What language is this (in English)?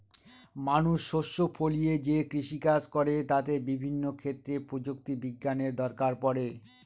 Bangla